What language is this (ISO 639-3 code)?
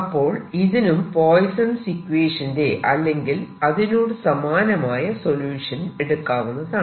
mal